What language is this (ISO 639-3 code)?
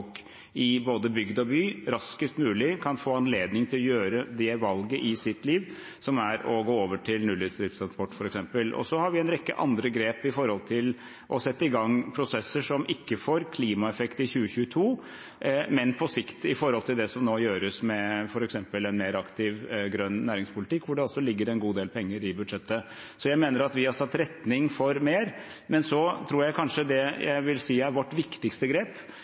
nob